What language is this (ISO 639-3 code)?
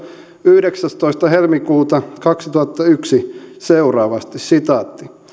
fin